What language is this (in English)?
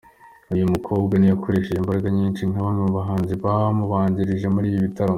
Kinyarwanda